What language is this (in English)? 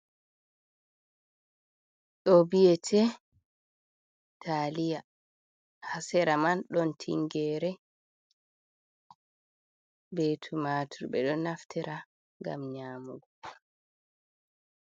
Fula